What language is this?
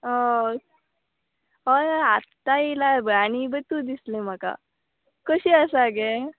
Konkani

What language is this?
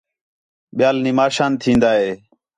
Khetrani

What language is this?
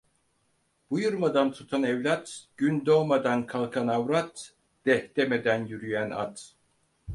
Turkish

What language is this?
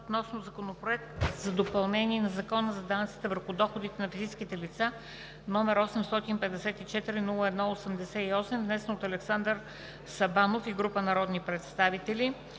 Bulgarian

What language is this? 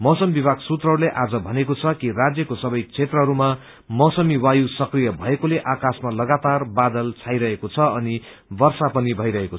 Nepali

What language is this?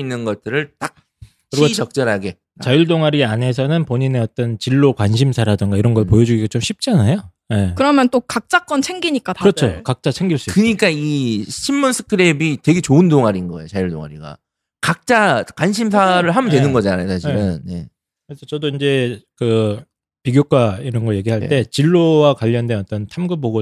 Korean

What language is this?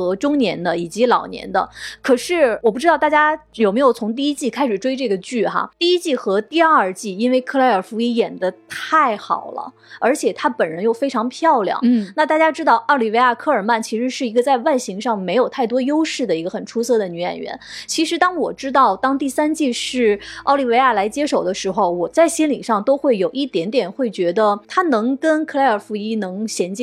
Chinese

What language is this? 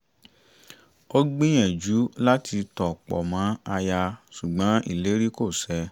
Yoruba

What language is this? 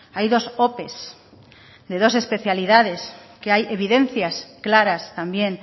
Spanish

